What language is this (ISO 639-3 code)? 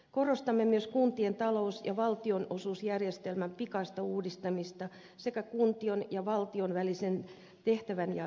fin